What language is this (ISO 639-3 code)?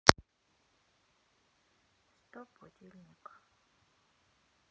rus